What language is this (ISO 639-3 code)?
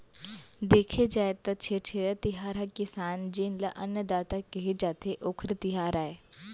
hne